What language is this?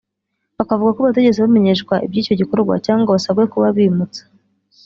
Kinyarwanda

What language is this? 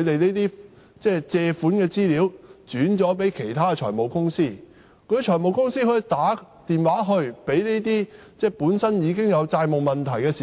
Cantonese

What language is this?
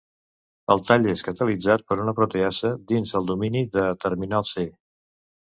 Catalan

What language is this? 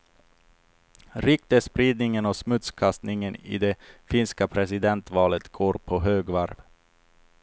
Swedish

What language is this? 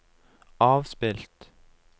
Norwegian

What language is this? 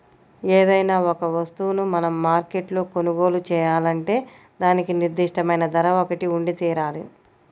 Telugu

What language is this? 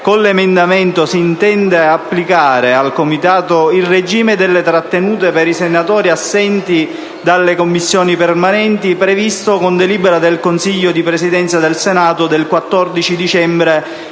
Italian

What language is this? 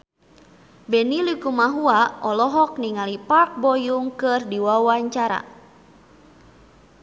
Sundanese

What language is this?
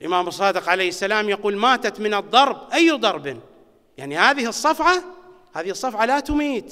Arabic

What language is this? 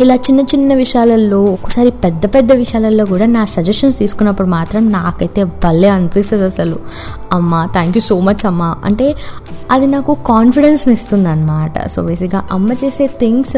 Telugu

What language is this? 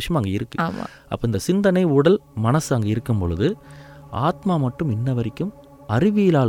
Tamil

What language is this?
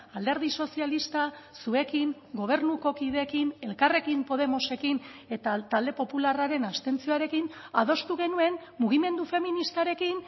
Basque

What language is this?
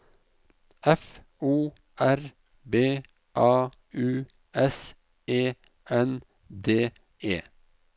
Norwegian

